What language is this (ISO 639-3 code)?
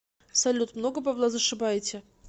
rus